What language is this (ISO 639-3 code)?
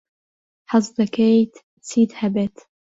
ckb